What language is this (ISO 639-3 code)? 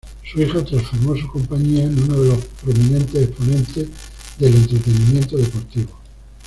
spa